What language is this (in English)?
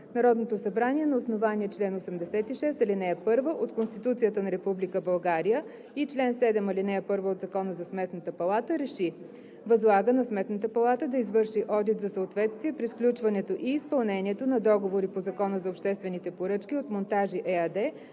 Bulgarian